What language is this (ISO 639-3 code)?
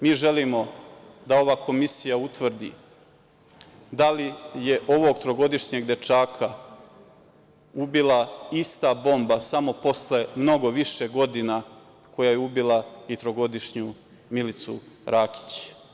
srp